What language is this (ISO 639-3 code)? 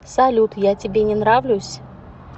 rus